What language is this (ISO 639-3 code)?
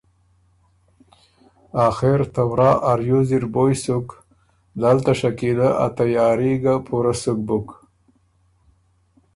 oru